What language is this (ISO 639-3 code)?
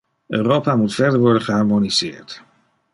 nld